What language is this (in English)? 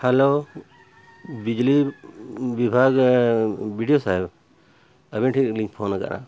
Santali